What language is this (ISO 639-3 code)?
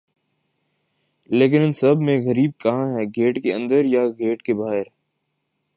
urd